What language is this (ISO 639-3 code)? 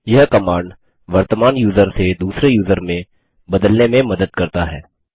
hin